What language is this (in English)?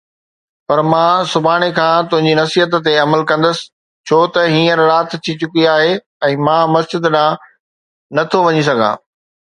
Sindhi